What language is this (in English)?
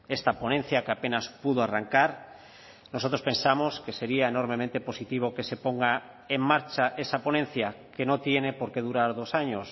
Spanish